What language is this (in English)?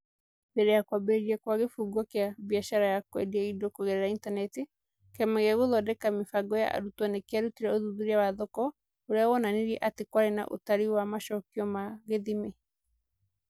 Kikuyu